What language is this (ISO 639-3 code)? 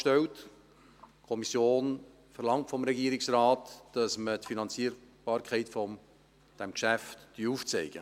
gsw